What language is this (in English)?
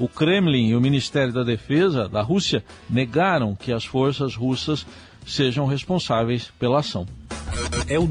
Portuguese